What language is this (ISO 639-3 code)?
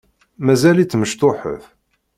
kab